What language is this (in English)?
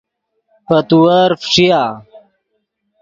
Yidgha